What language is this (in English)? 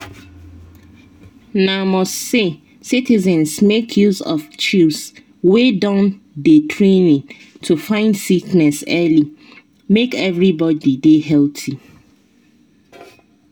Nigerian Pidgin